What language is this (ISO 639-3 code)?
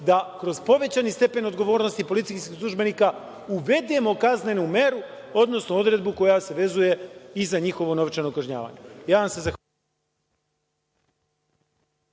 srp